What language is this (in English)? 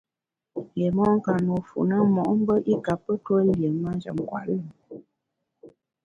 Bamun